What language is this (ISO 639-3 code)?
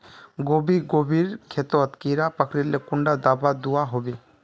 mag